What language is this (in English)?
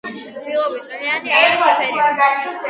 Georgian